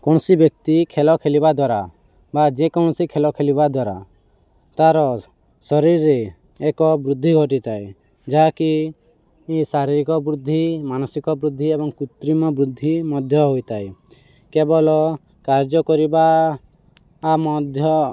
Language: Odia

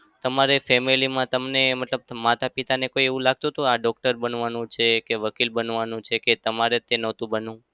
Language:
Gujarati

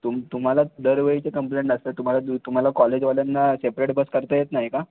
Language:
Marathi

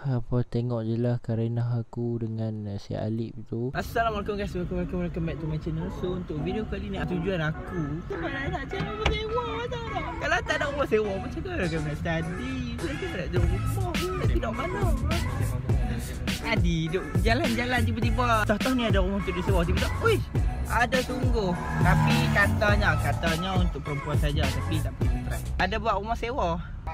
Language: Malay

